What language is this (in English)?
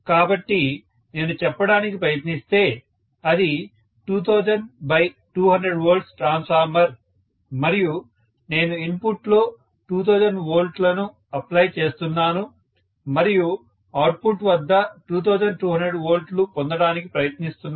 Telugu